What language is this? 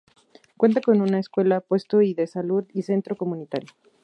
Spanish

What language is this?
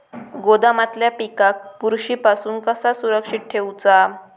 Marathi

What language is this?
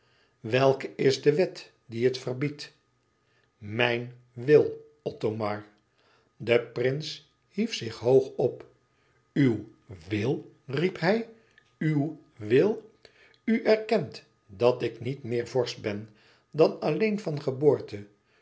Dutch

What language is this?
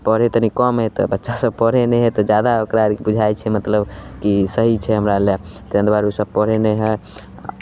Maithili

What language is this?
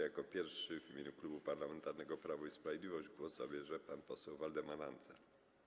Polish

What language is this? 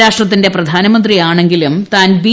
Malayalam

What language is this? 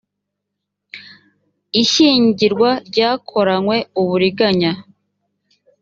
Kinyarwanda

